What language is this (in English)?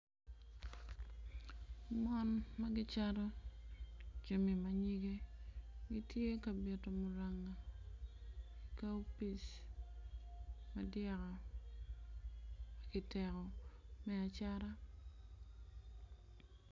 Acoli